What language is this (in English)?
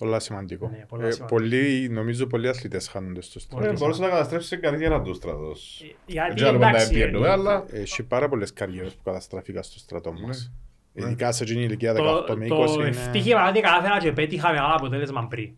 Greek